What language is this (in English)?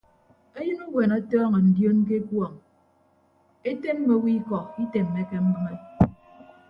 Ibibio